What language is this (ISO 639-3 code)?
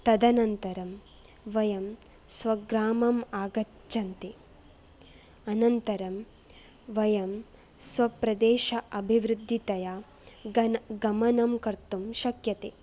san